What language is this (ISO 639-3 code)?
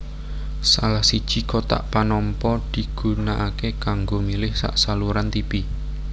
jav